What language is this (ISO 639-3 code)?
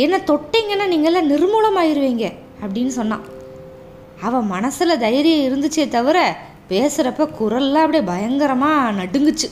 tam